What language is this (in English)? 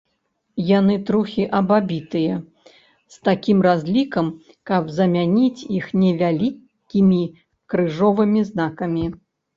Belarusian